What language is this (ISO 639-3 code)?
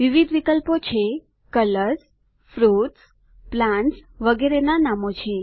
guj